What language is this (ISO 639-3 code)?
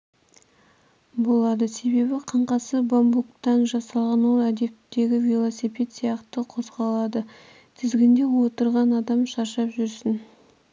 kaz